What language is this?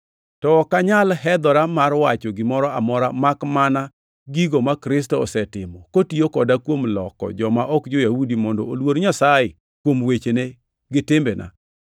Luo (Kenya and Tanzania)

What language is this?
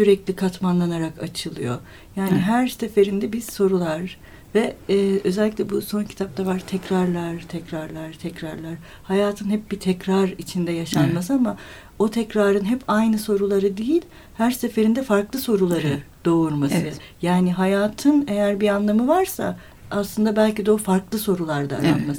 Turkish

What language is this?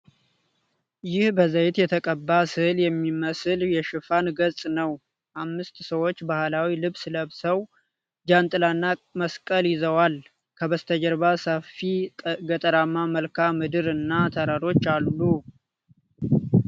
Amharic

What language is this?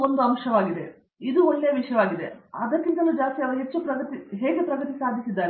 Kannada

